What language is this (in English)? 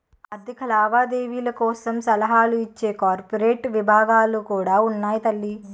Telugu